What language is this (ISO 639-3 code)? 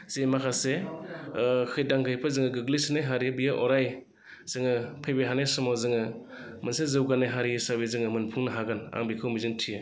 brx